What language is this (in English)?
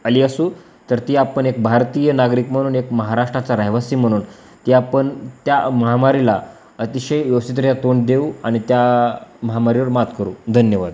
Marathi